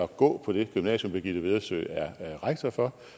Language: Danish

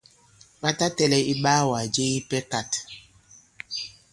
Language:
Bankon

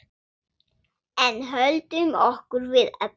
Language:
Icelandic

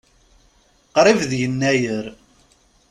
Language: Kabyle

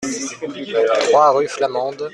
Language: French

